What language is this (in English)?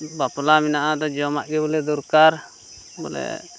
Santali